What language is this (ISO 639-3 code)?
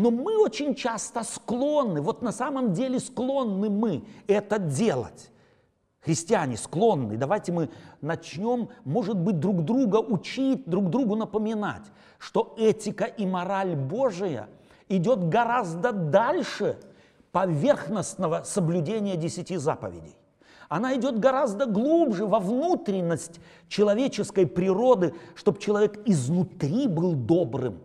rus